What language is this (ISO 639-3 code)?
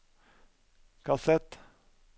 nor